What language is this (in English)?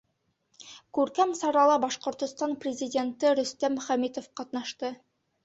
Bashkir